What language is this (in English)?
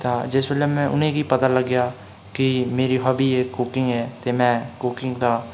Dogri